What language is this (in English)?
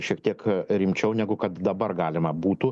Lithuanian